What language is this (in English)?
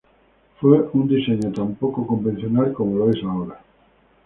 Spanish